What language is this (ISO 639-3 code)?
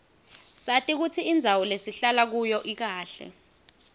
ssw